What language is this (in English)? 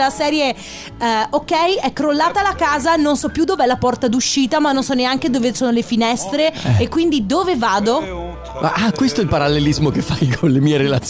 Italian